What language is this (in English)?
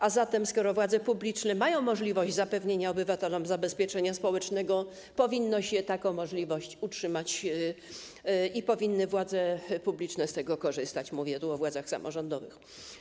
Polish